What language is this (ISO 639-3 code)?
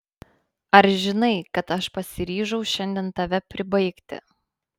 lit